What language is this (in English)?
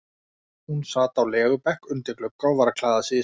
Icelandic